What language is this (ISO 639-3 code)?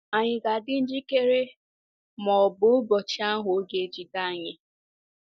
ibo